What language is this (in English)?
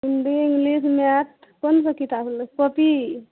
Maithili